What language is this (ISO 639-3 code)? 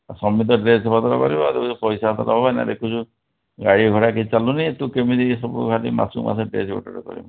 ori